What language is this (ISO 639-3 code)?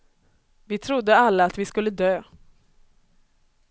swe